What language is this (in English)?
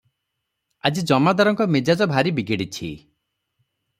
Odia